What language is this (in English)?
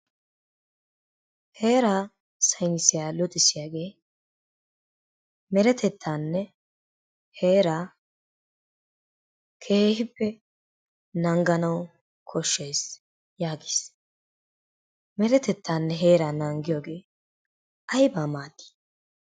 Wolaytta